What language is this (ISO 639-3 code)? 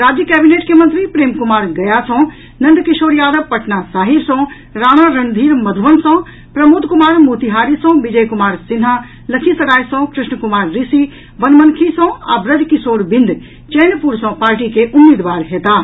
mai